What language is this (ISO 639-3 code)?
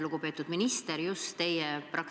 est